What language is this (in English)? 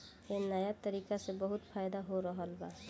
Bhojpuri